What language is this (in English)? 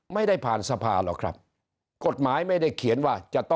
Thai